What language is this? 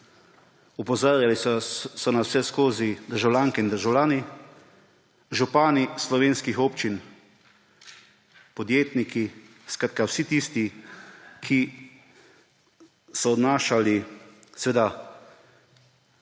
Slovenian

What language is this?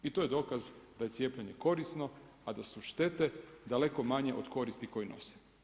Croatian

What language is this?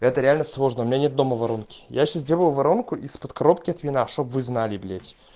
Russian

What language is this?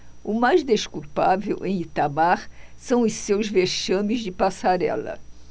Portuguese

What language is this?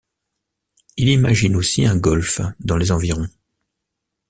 French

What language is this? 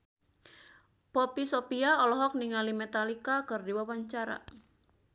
Sundanese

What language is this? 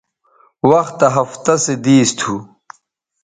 Bateri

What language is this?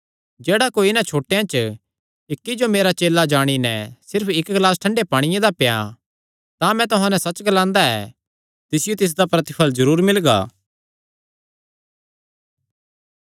Kangri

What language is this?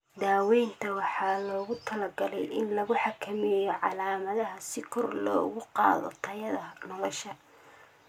Somali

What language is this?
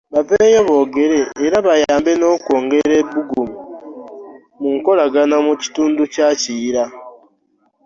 Ganda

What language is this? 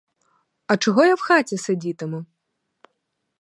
Ukrainian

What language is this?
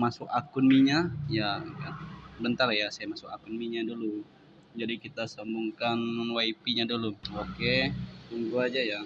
Indonesian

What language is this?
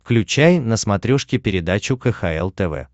Russian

